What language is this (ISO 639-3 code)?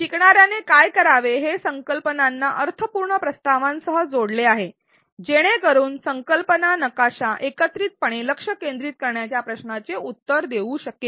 mar